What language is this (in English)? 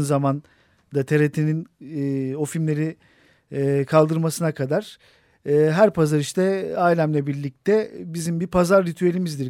Turkish